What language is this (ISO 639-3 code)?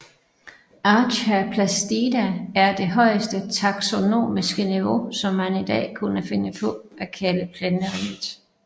dan